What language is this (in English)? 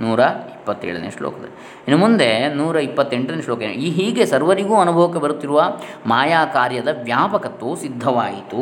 Kannada